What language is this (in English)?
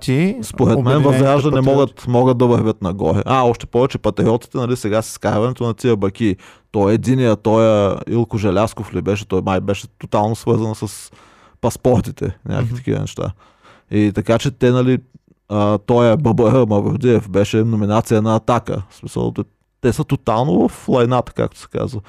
Bulgarian